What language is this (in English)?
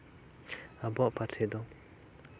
Santali